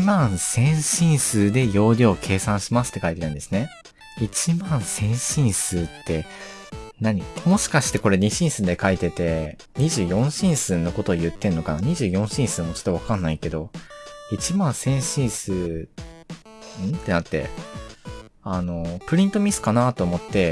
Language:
Japanese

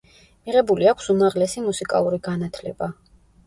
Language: Georgian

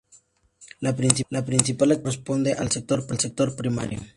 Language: Spanish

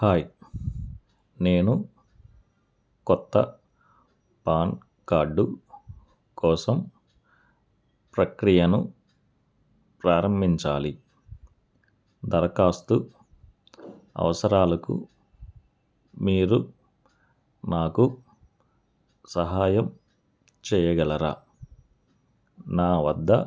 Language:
Telugu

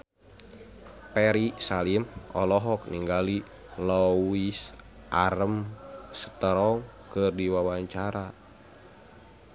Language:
Sundanese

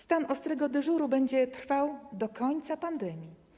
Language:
Polish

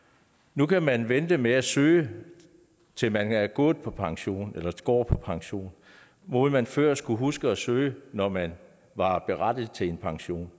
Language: Danish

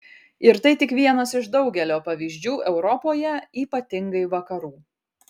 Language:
Lithuanian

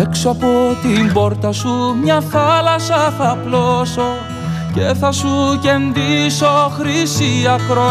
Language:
Greek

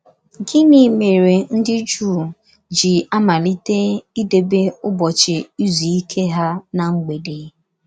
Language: Igbo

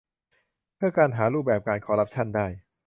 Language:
Thai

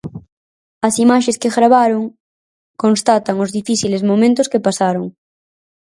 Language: Galician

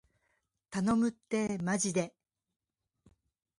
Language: Japanese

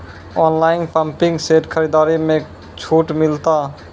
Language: Maithili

